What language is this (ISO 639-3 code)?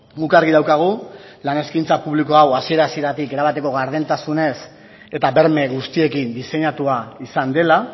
eus